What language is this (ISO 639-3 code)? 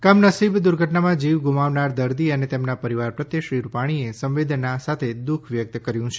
guj